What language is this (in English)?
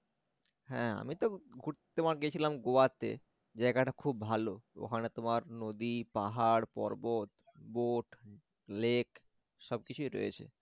Bangla